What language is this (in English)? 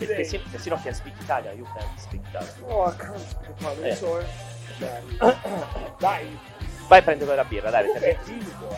Italian